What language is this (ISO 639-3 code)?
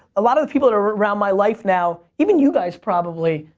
eng